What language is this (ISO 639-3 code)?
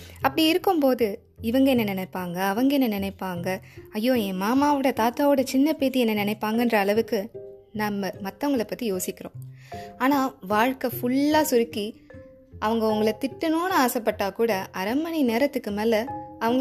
tam